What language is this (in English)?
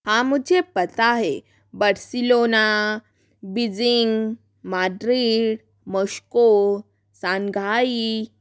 Hindi